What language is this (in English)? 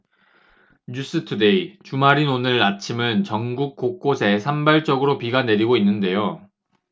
Korean